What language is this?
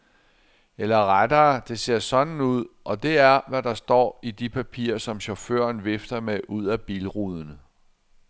Danish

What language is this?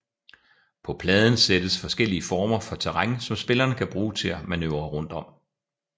Danish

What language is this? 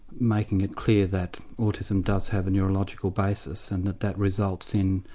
English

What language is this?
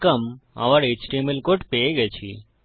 Bangla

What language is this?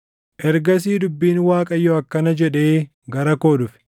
Oromo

